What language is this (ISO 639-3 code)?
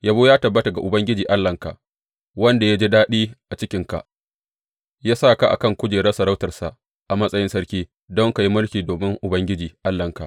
hau